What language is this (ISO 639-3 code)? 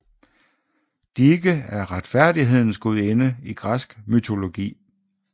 dan